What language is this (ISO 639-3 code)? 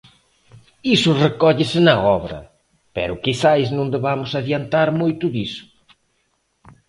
glg